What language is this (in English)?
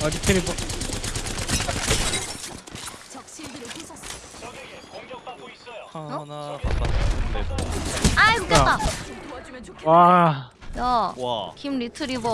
Korean